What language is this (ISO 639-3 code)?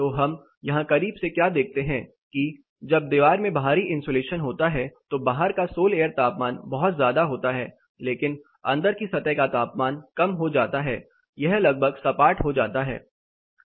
hin